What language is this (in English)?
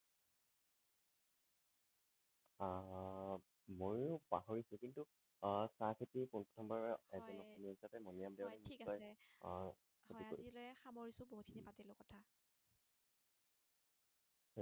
Assamese